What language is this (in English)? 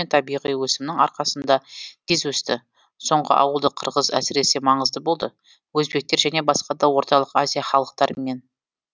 Kazakh